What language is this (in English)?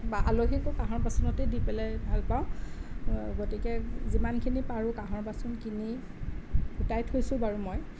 Assamese